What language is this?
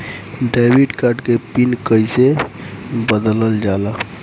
Bhojpuri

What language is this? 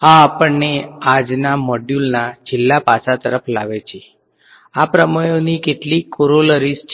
Gujarati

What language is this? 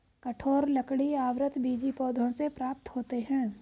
Hindi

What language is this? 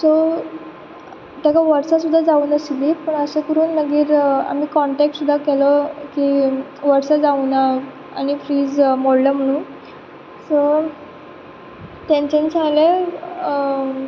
Konkani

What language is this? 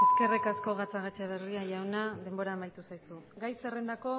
Basque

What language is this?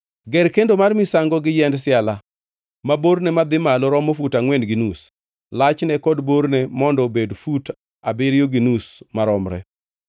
Luo (Kenya and Tanzania)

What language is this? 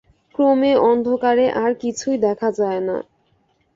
Bangla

